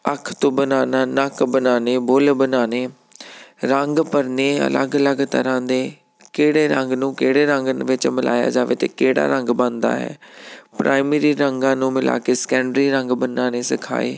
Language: Punjabi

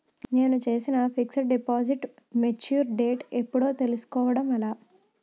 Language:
Telugu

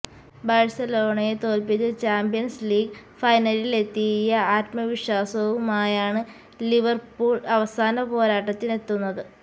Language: Malayalam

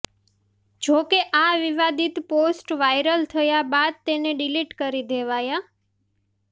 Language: Gujarati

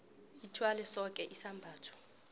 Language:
South Ndebele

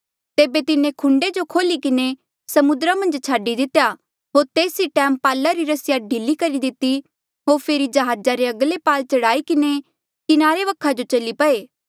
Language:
Mandeali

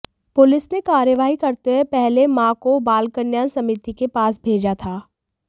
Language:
Hindi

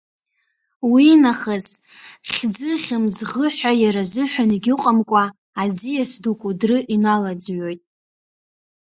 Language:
Abkhazian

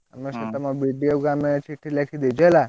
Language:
Odia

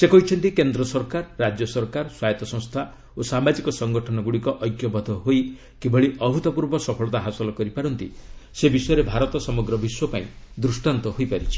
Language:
Odia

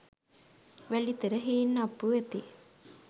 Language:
Sinhala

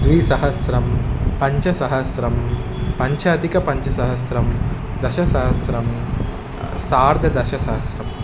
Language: Sanskrit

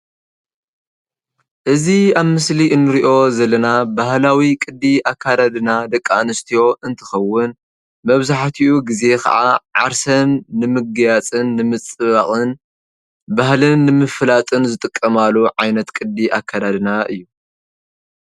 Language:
Tigrinya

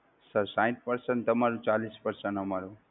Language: Gujarati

